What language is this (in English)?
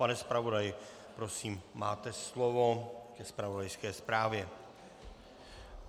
Czech